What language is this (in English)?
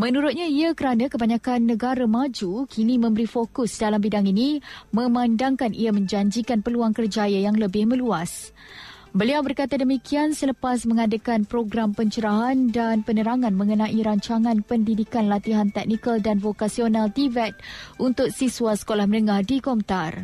Malay